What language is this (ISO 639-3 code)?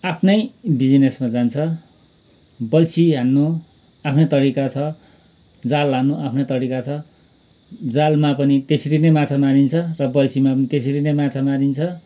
nep